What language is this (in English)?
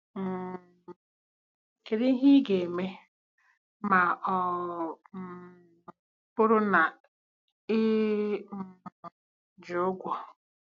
Igbo